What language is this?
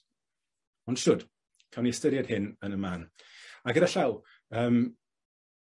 Welsh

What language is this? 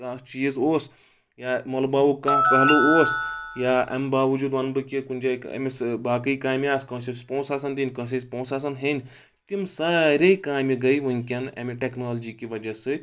Kashmiri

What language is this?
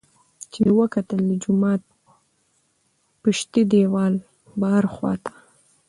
Pashto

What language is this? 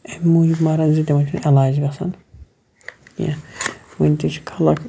Kashmiri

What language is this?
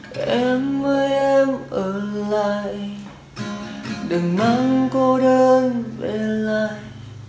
Vietnamese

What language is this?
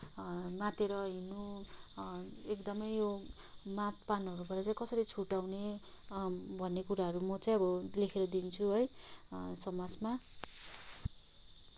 Nepali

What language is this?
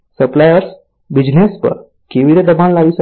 Gujarati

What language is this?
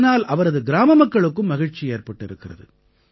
Tamil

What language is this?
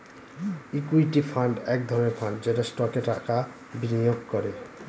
Bangla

